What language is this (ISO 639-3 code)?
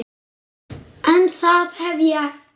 isl